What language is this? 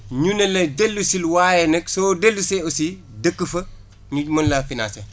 Wolof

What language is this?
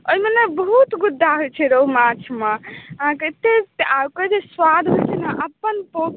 Maithili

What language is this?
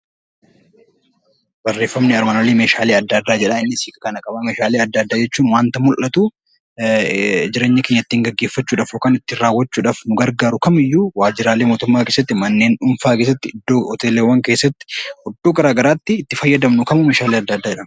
Oromo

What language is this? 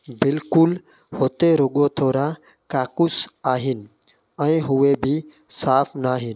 Sindhi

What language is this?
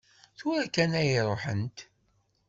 Kabyle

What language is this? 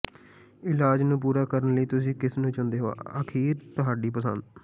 Punjabi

